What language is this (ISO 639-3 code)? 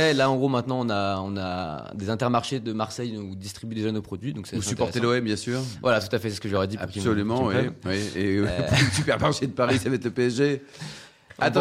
fra